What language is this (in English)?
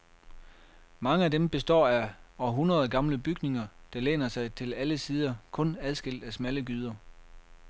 Danish